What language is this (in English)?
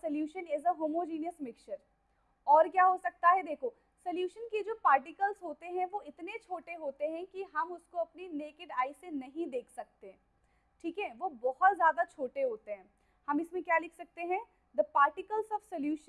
Hindi